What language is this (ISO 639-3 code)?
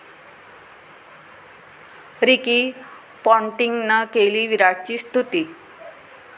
mar